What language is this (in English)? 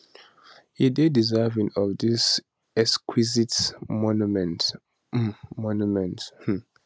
Nigerian Pidgin